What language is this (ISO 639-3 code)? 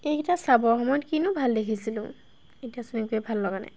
asm